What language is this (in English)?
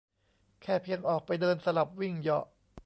Thai